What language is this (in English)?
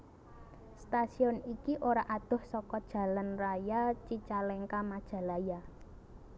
Javanese